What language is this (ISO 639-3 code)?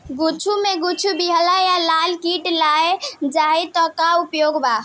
bho